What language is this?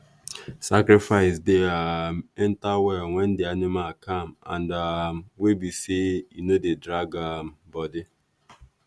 Nigerian Pidgin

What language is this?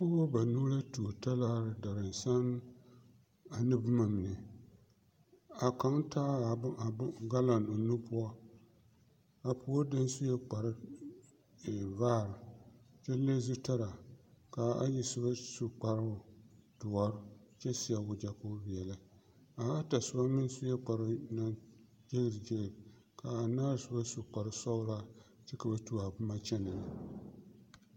Southern Dagaare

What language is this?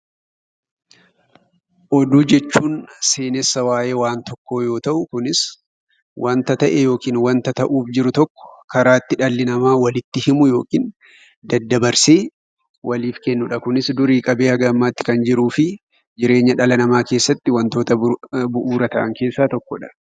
Oromo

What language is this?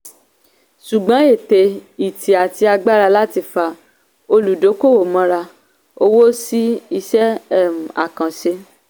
Yoruba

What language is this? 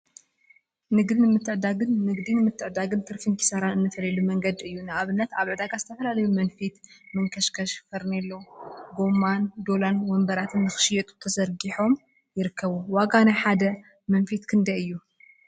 Tigrinya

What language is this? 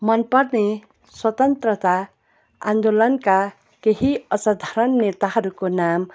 Nepali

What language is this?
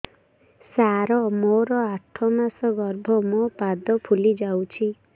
Odia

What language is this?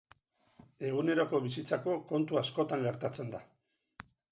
Basque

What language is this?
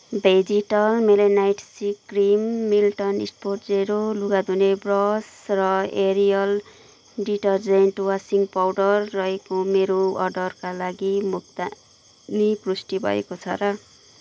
Nepali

